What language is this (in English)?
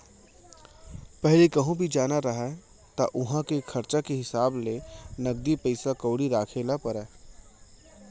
Chhattisgarhi